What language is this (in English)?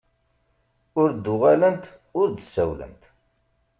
Kabyle